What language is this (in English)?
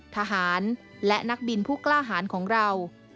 Thai